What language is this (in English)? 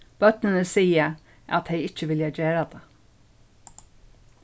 Faroese